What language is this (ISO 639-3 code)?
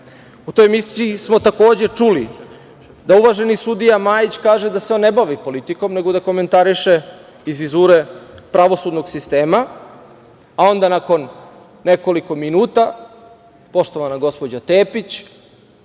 srp